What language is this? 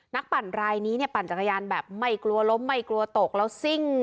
Thai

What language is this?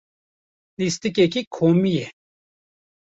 Kurdish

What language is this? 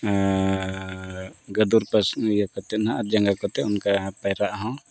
Santali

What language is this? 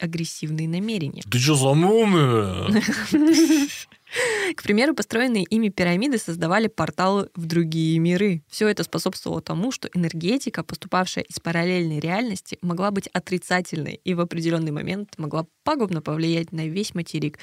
Russian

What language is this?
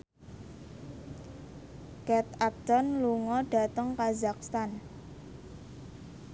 Javanese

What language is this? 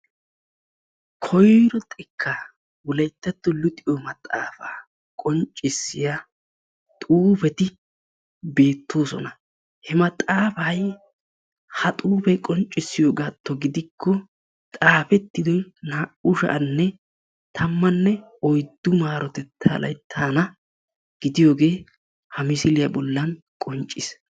Wolaytta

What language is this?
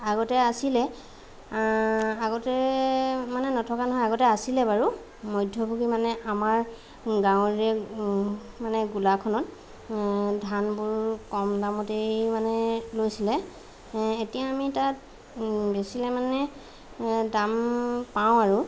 Assamese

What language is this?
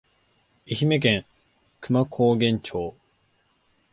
Japanese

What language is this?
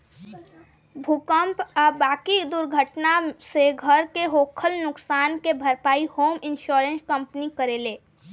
Bhojpuri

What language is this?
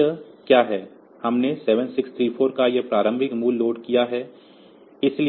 Hindi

